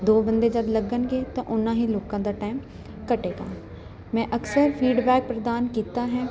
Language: Punjabi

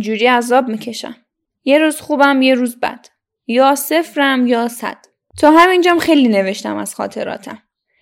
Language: Persian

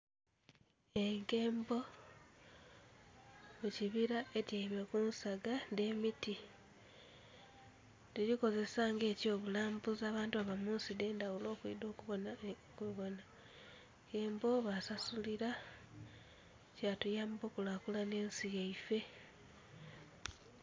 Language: Soga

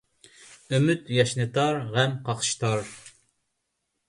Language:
Uyghur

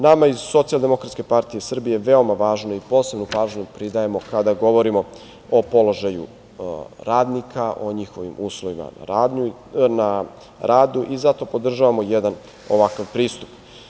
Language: Serbian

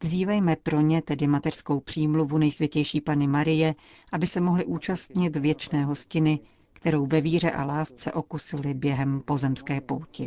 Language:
Czech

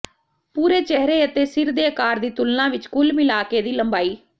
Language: Punjabi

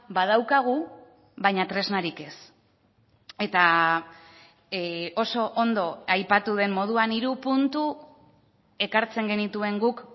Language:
Basque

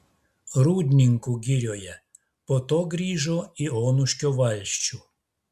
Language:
Lithuanian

